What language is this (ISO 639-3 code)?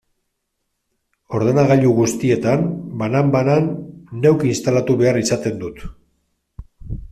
eus